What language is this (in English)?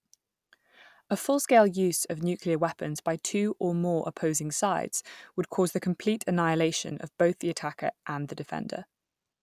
English